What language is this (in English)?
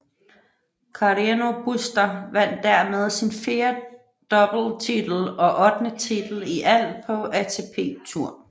Danish